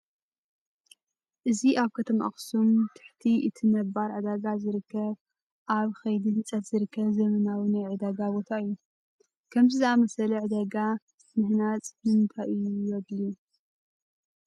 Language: Tigrinya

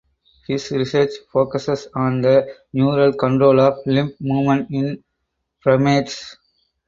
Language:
English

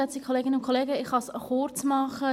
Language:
Swiss German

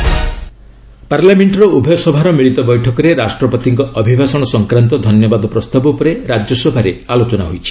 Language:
Odia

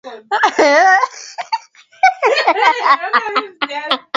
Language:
Swahili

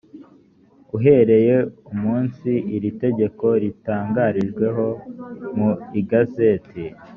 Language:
Kinyarwanda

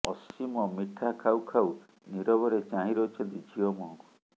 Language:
Odia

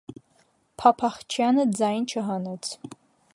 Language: Armenian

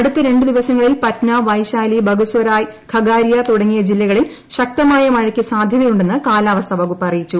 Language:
Malayalam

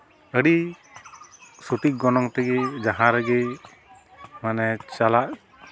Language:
Santali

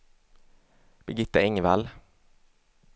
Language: Swedish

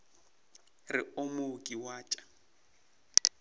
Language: Northern Sotho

